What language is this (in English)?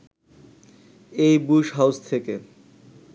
Bangla